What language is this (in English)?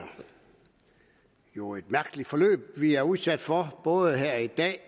Danish